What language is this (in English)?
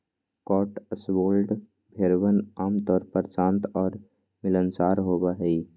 Magahi